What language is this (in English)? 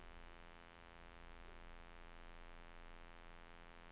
Norwegian